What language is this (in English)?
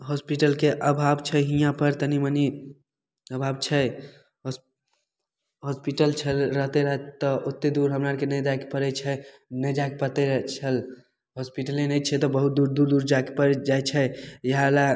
Maithili